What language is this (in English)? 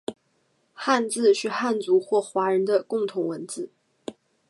Chinese